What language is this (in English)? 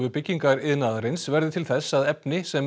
Icelandic